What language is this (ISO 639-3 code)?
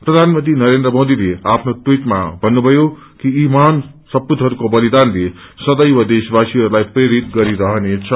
nep